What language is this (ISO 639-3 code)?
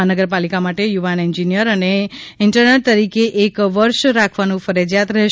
guj